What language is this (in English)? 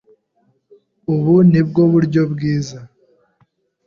Kinyarwanda